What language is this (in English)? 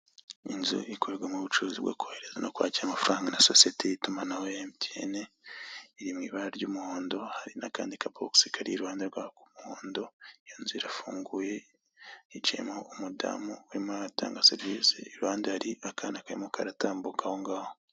Kinyarwanda